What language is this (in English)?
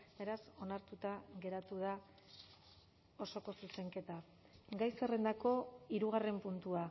Basque